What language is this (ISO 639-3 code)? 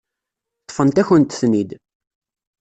kab